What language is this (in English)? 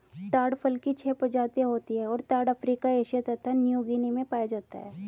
Hindi